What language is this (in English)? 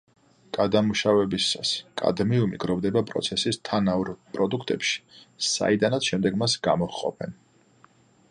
Georgian